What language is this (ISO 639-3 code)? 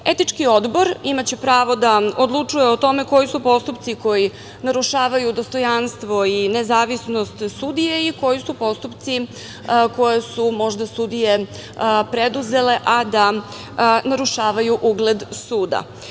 srp